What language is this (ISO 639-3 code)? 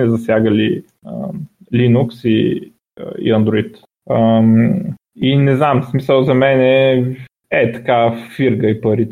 bul